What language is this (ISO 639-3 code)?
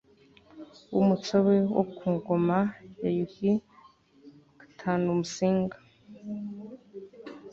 kin